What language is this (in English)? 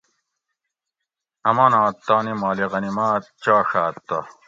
Gawri